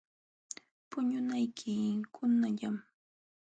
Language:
Jauja Wanca Quechua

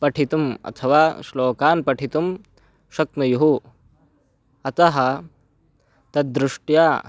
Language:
Sanskrit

